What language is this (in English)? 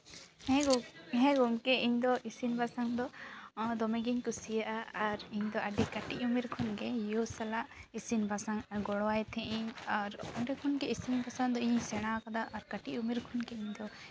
Santali